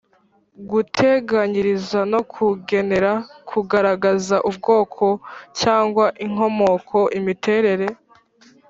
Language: Kinyarwanda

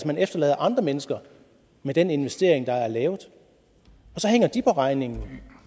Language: Danish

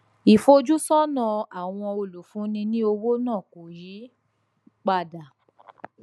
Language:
Yoruba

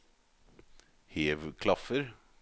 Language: Norwegian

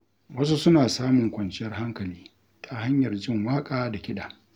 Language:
Hausa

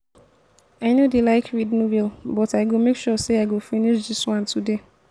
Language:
Nigerian Pidgin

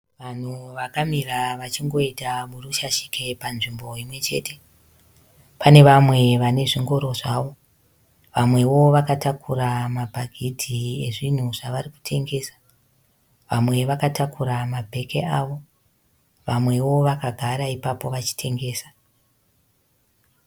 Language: Shona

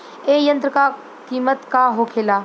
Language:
Bhojpuri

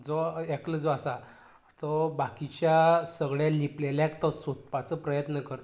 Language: Konkani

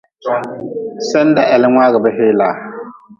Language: Nawdm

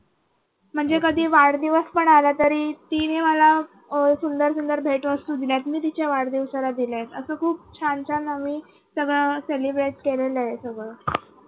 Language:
Marathi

